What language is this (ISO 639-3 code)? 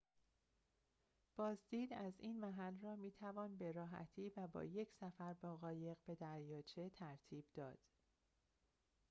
fas